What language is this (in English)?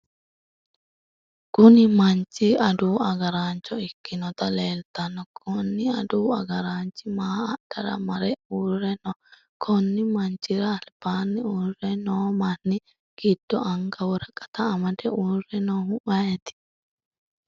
Sidamo